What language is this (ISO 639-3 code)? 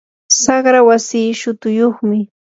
qur